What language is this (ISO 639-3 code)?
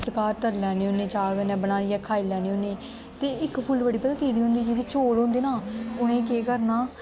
doi